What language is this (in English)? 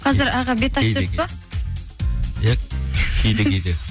Kazakh